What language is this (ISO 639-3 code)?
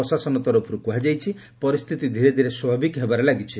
ori